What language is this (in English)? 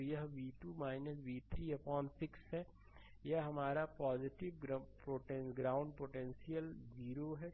Hindi